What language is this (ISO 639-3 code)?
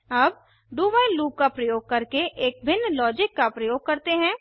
hin